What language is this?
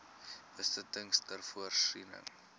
Afrikaans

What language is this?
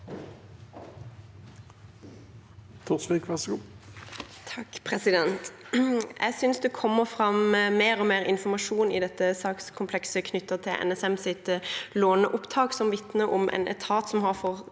Norwegian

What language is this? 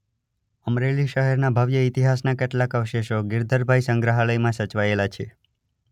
Gujarati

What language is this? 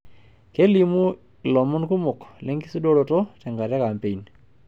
Masai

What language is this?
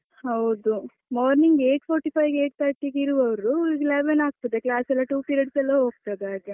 Kannada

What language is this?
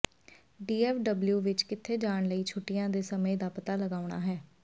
Punjabi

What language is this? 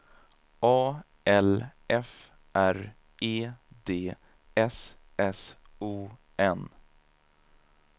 Swedish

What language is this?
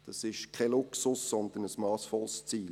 Swiss German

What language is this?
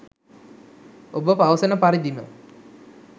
Sinhala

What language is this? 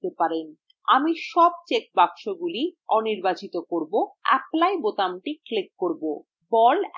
Bangla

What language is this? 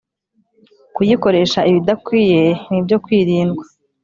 Kinyarwanda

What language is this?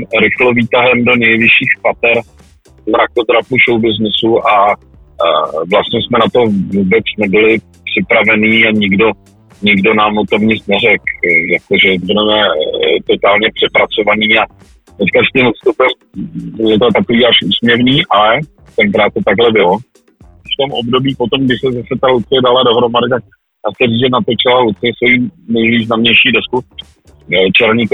Czech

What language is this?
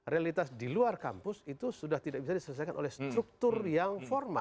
Indonesian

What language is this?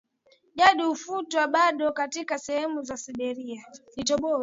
Swahili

